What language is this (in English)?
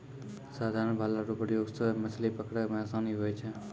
Maithili